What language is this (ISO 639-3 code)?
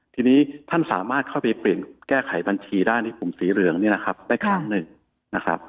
tha